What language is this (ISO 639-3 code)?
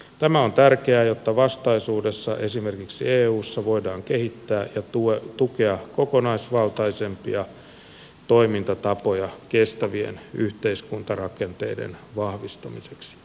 fin